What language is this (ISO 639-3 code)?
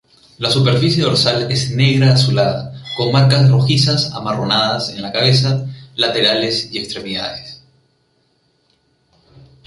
spa